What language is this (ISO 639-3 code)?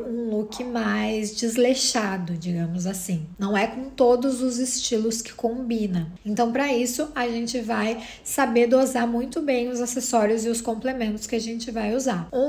por